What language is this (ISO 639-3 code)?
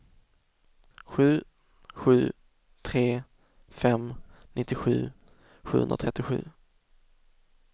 swe